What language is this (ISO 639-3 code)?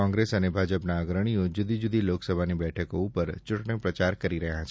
guj